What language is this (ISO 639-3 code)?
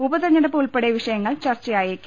mal